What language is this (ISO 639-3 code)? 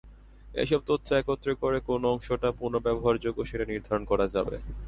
ben